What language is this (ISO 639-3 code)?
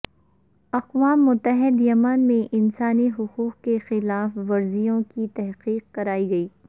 urd